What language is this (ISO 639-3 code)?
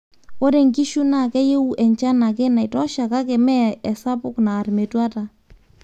mas